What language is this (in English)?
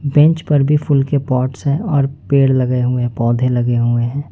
Hindi